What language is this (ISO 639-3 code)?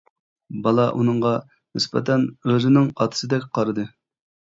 uig